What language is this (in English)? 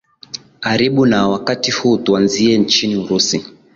Swahili